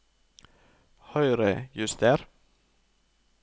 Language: Norwegian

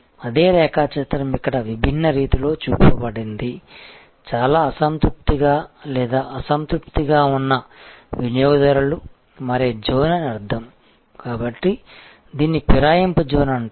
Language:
Telugu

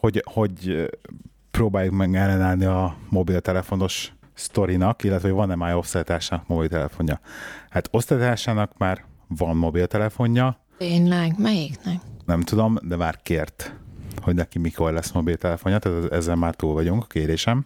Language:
Hungarian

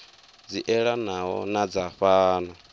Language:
Venda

